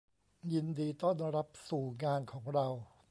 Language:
Thai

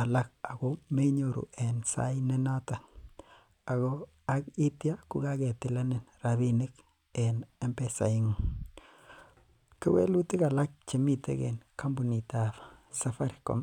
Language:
Kalenjin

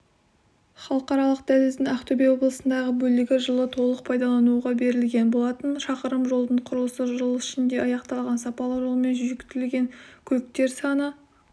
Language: Kazakh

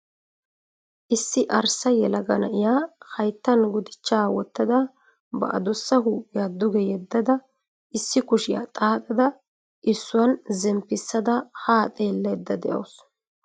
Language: Wolaytta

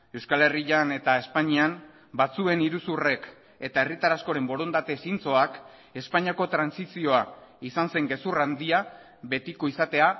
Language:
Basque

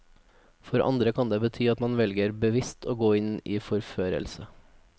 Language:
Norwegian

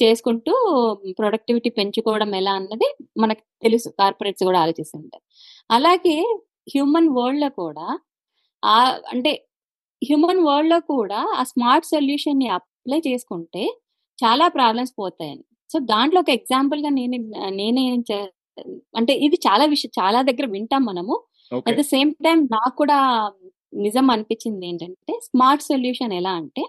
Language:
Telugu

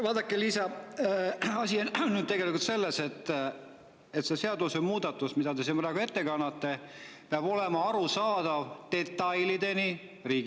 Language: Estonian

